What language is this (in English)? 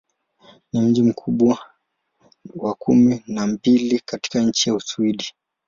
Swahili